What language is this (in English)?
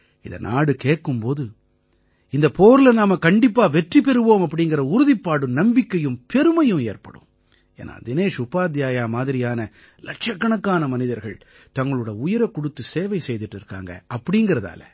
Tamil